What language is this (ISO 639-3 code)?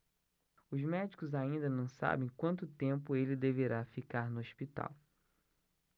por